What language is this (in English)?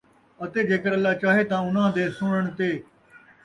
Saraiki